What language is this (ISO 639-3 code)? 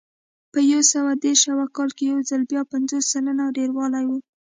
pus